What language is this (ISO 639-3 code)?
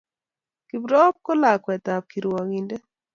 kln